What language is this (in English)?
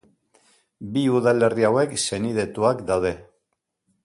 Basque